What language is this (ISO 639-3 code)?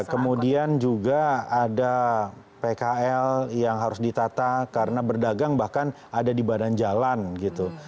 ind